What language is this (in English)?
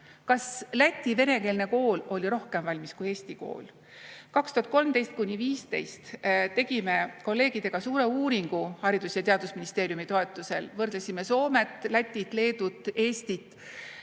Estonian